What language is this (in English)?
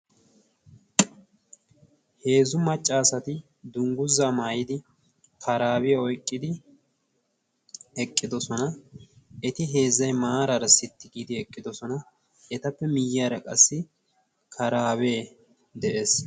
Wolaytta